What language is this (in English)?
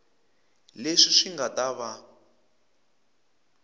Tsonga